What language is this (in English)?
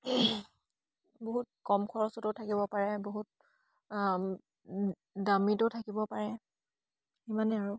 Assamese